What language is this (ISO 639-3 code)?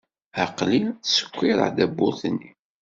kab